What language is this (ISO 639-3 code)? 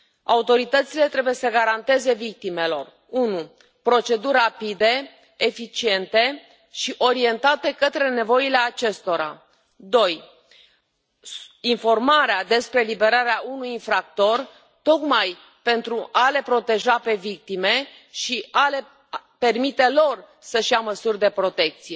ron